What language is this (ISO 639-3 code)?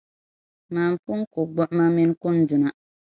dag